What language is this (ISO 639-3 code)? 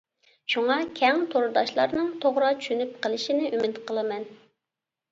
uig